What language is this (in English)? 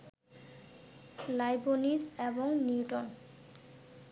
Bangla